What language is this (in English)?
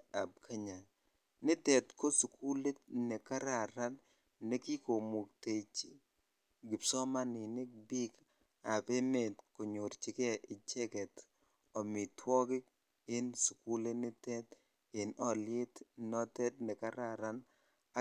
Kalenjin